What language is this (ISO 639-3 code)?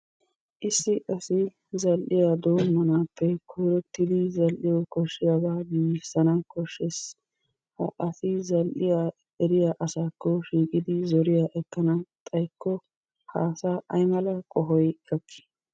wal